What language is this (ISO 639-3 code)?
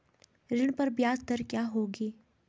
hin